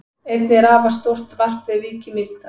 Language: Icelandic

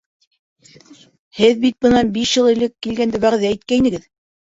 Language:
Bashkir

